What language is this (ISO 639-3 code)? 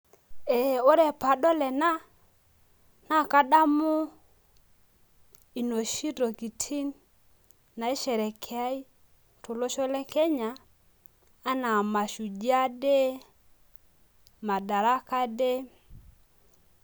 mas